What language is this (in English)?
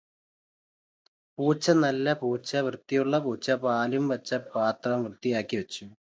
Malayalam